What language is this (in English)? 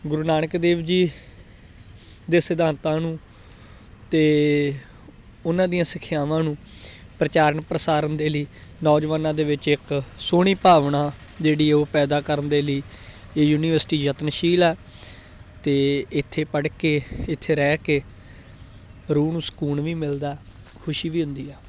Punjabi